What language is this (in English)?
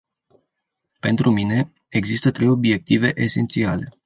Romanian